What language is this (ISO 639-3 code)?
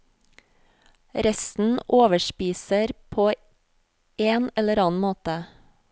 nor